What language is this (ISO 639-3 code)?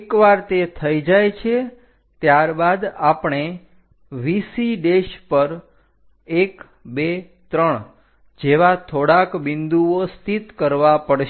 guj